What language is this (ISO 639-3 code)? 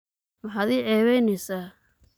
som